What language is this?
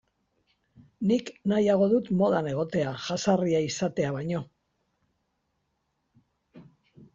Basque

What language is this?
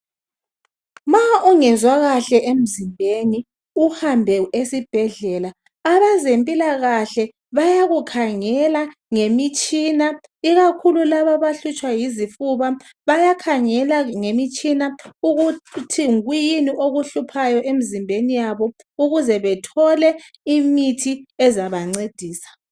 North Ndebele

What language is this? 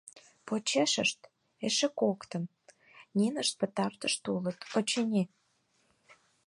Mari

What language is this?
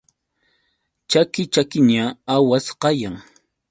Yauyos Quechua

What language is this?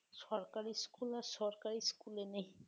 Bangla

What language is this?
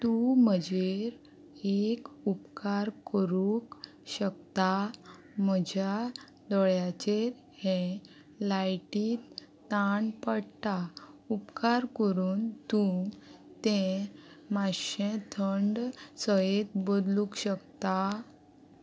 Konkani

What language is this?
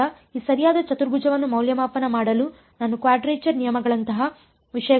Kannada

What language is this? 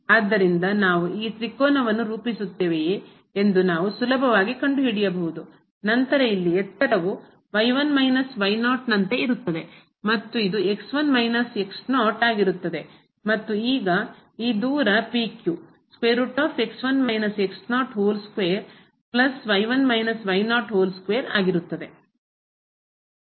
Kannada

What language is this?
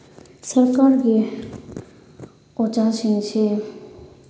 Manipuri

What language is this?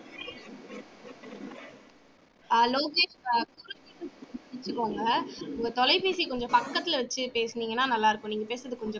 Tamil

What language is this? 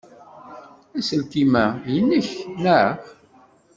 Kabyle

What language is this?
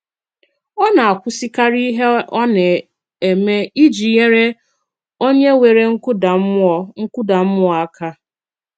Igbo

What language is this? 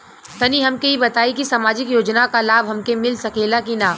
Bhojpuri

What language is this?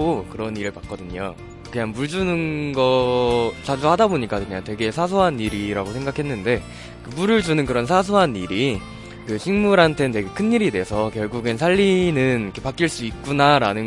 Korean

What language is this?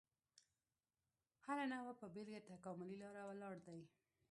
Pashto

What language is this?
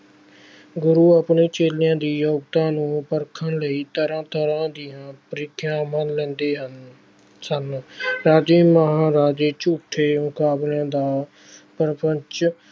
Punjabi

